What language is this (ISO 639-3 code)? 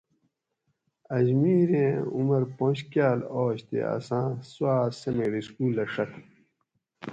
gwc